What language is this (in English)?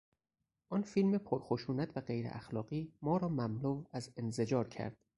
Persian